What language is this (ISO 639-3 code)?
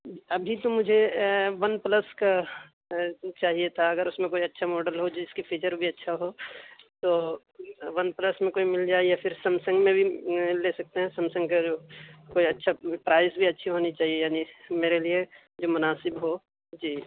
urd